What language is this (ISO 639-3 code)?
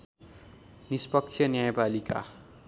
nep